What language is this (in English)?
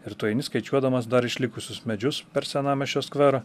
Lithuanian